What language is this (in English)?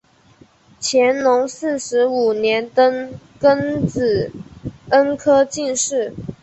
Chinese